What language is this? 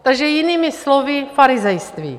Czech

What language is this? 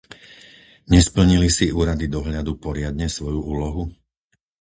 Slovak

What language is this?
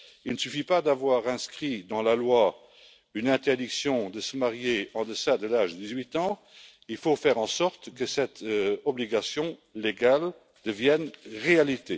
French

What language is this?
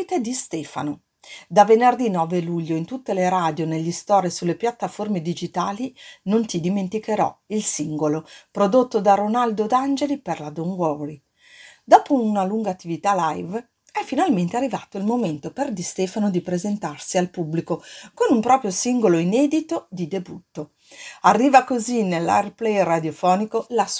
Italian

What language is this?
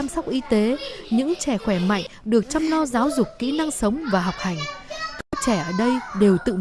Vietnamese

